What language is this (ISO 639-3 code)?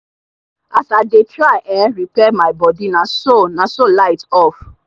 pcm